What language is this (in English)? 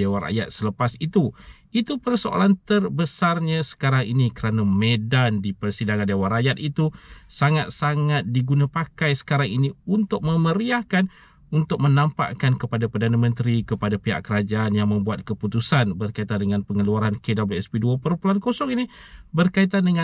Malay